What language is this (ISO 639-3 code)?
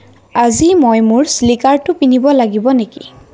asm